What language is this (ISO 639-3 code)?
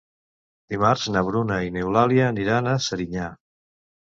cat